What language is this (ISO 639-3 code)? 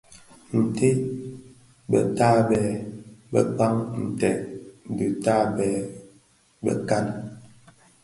ksf